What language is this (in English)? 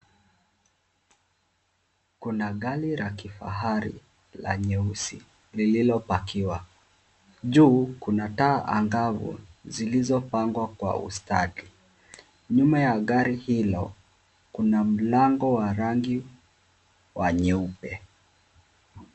Swahili